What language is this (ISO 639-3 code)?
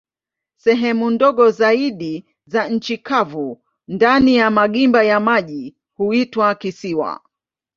swa